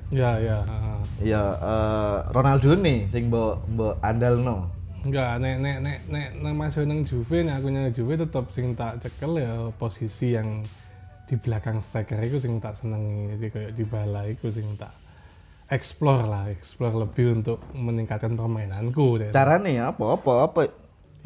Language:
Indonesian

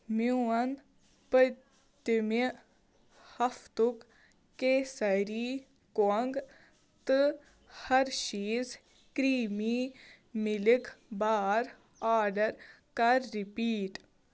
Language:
Kashmiri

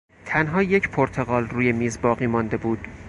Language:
Persian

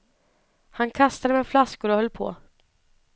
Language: Swedish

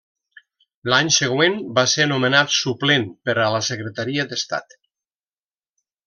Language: Catalan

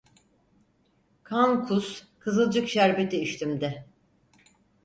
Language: Turkish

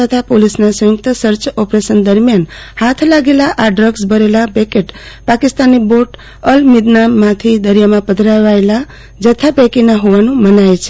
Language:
Gujarati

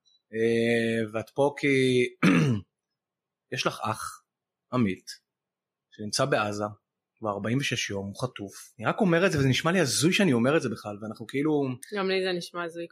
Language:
Hebrew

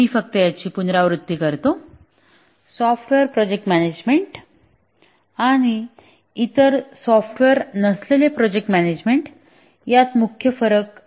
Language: Marathi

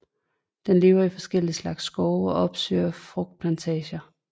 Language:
Danish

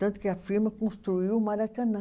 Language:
Portuguese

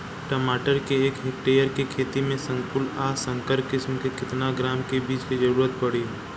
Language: Bhojpuri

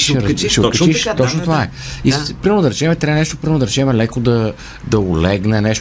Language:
Bulgarian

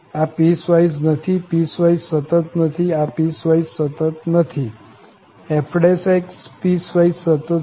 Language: Gujarati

